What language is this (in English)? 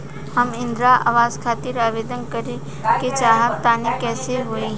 Bhojpuri